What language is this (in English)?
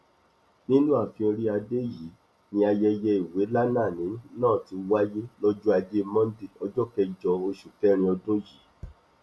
Yoruba